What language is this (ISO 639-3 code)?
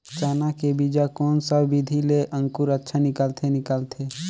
hne